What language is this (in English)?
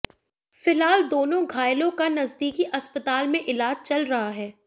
Hindi